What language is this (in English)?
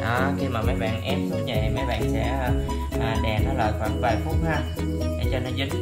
Vietnamese